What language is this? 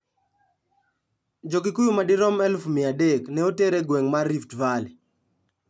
Luo (Kenya and Tanzania)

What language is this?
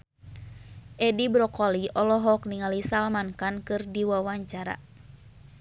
Sundanese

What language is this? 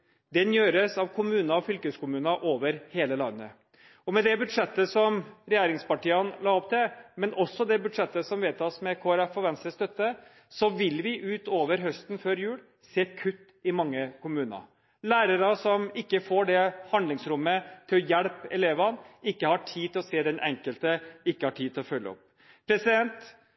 Norwegian Bokmål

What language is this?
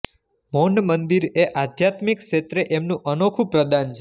Gujarati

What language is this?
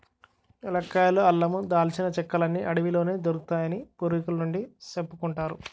Telugu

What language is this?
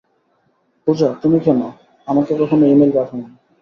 Bangla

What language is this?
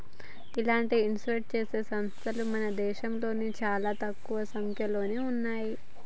Telugu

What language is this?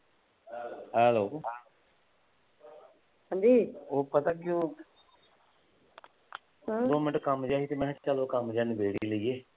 Punjabi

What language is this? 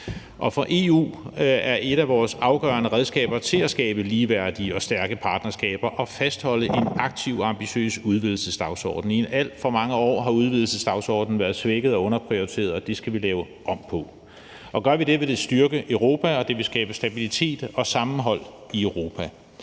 Danish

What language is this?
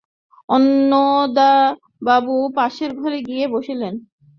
Bangla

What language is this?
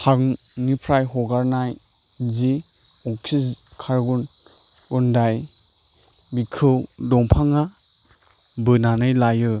Bodo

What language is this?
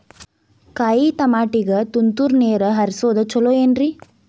Kannada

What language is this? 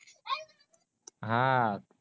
Marathi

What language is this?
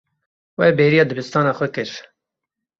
Kurdish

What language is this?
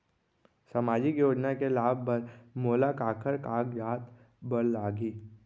Chhattisgarhi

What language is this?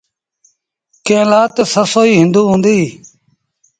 Sindhi Bhil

